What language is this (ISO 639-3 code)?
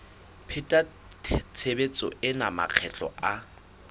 sot